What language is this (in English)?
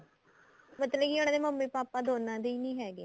Punjabi